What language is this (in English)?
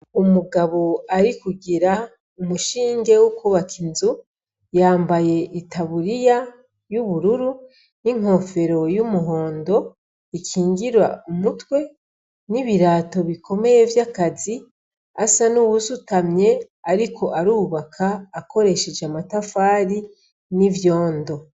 Rundi